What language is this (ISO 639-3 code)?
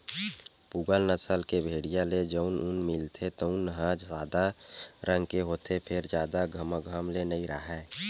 hne